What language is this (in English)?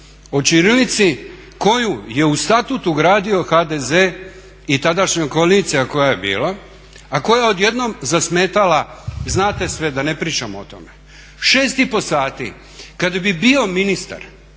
Croatian